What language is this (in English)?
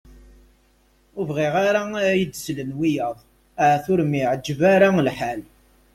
Kabyle